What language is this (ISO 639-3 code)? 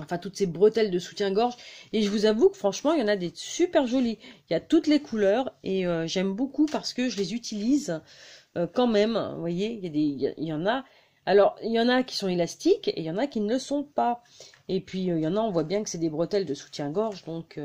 fra